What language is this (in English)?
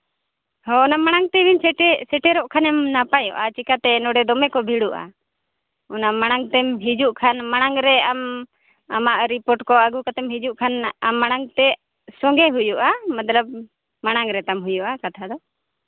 Santali